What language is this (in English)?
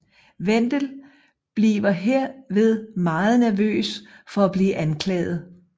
Danish